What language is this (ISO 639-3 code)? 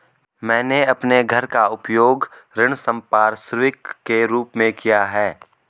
hin